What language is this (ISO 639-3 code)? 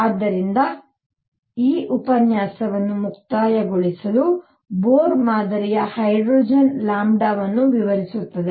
kan